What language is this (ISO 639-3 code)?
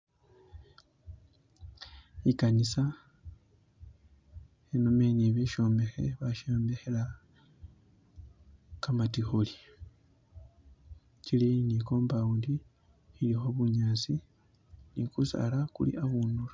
myx